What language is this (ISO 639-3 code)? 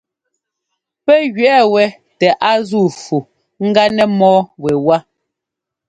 jgo